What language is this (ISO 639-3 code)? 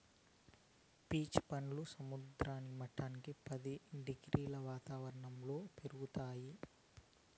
tel